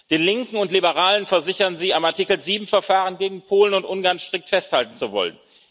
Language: German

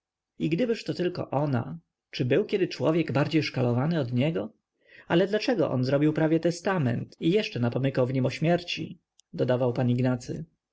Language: Polish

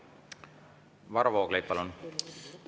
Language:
Estonian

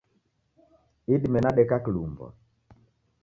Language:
Taita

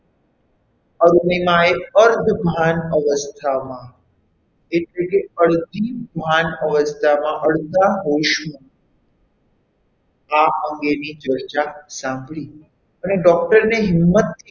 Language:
Gujarati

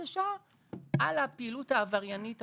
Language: Hebrew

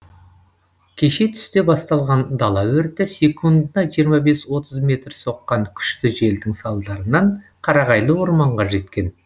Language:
Kazakh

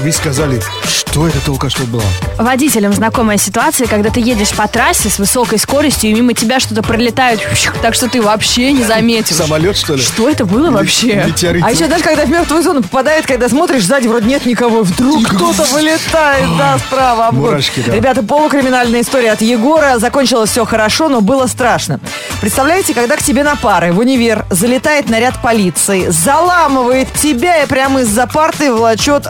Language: Russian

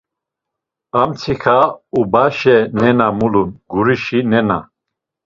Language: Laz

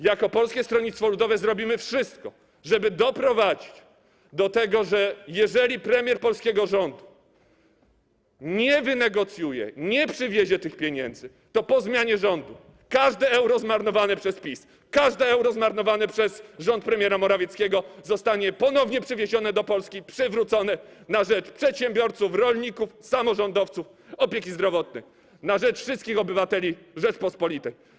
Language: Polish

